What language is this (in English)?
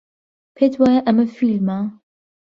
Central Kurdish